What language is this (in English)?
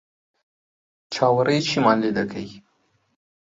Central Kurdish